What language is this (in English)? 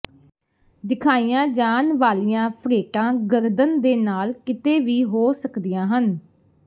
Punjabi